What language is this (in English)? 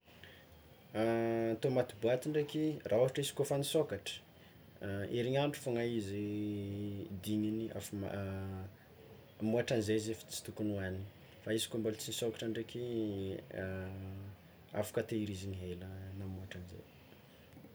Tsimihety Malagasy